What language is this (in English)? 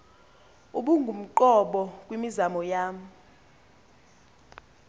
Xhosa